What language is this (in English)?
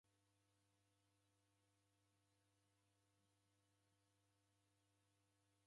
Taita